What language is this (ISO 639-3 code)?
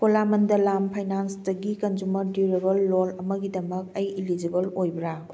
mni